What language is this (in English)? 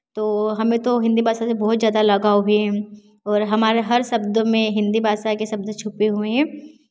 Hindi